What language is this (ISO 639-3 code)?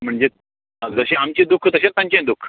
kok